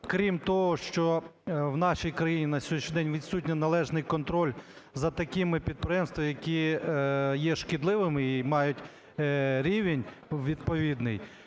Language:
Ukrainian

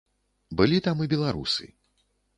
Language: Belarusian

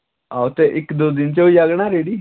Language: Dogri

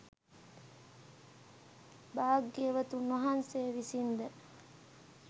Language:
Sinhala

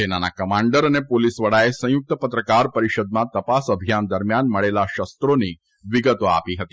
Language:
Gujarati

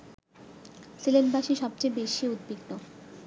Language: Bangla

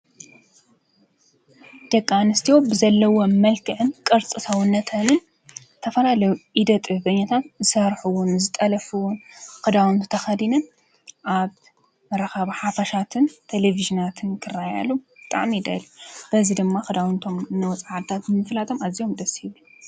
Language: Tigrinya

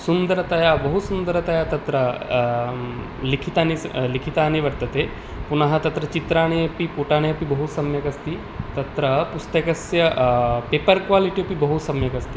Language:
Sanskrit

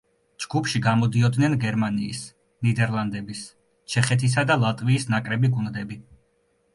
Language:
Georgian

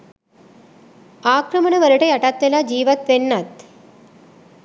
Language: Sinhala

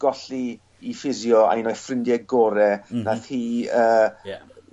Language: Welsh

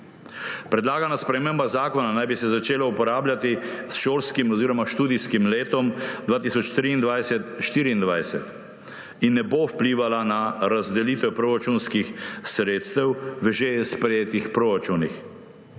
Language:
Slovenian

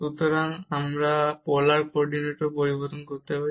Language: Bangla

